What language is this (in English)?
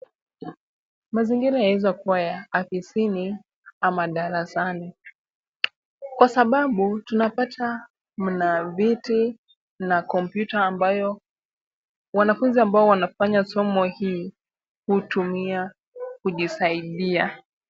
Swahili